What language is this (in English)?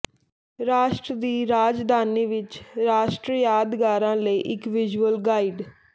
Punjabi